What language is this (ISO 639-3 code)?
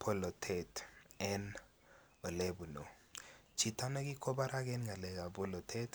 kln